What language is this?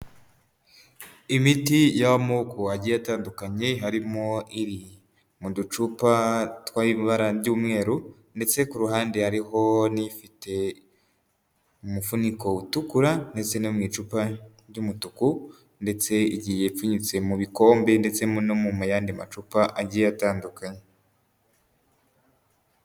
Kinyarwanda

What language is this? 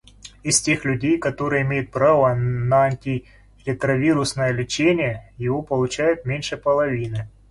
Russian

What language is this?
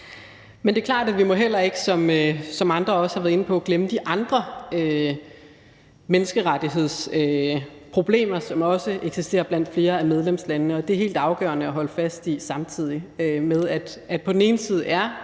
Danish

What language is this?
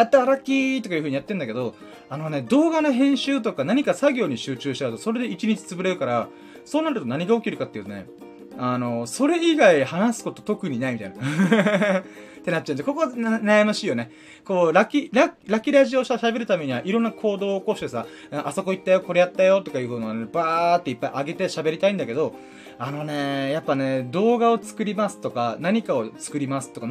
Japanese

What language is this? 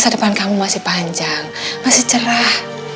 Indonesian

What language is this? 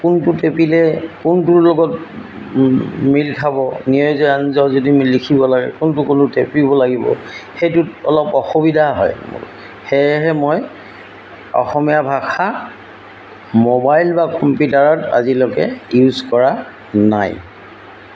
Assamese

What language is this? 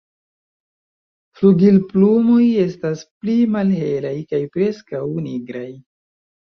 Esperanto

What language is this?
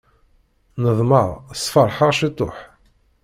Kabyle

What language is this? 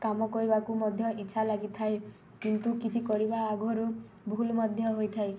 Odia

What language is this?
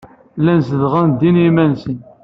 Kabyle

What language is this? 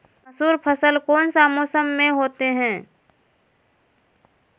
Magahi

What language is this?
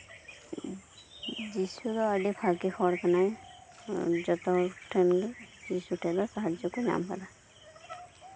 Santali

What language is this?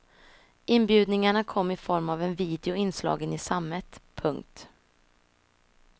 Swedish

